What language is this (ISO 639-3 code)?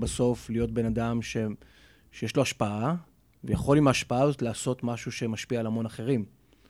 heb